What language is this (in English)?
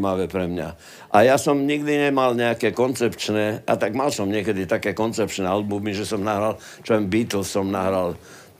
Slovak